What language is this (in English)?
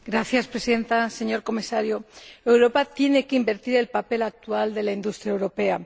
Spanish